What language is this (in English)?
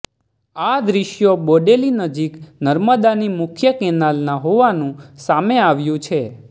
Gujarati